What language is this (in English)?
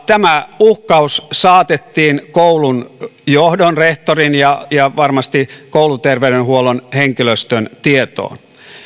Finnish